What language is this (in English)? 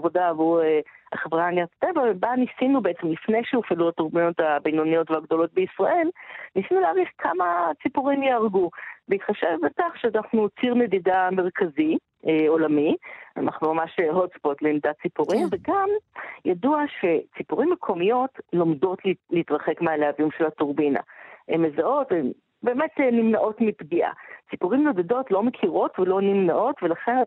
Hebrew